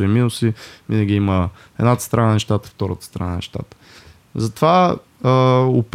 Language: Bulgarian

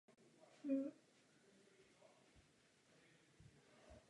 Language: Czech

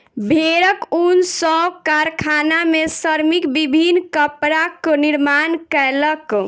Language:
Maithili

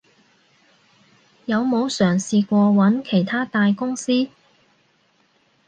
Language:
Cantonese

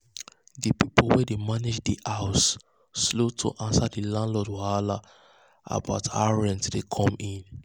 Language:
Nigerian Pidgin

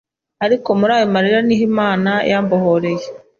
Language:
Kinyarwanda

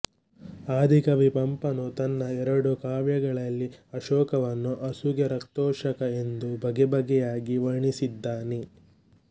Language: Kannada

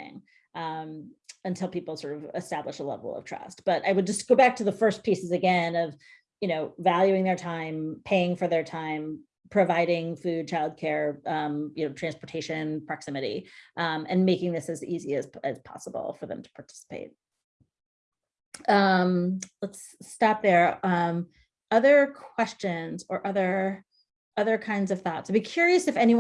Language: English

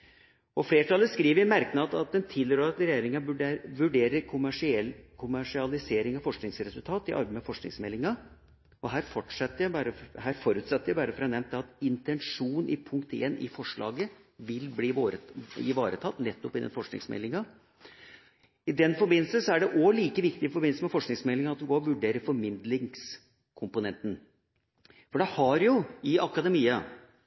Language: Norwegian Bokmål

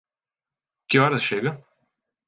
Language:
Portuguese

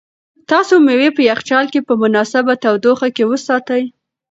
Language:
Pashto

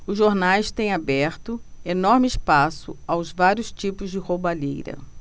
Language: Portuguese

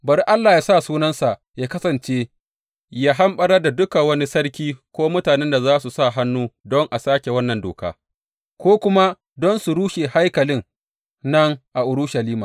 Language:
Hausa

